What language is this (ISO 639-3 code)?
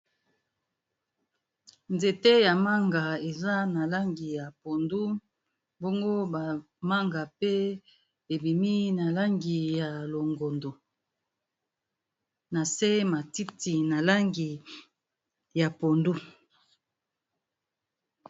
lin